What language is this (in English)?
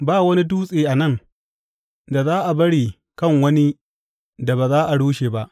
Hausa